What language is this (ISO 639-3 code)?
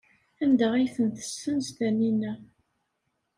kab